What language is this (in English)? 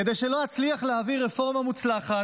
Hebrew